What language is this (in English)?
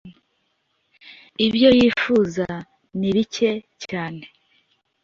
Kinyarwanda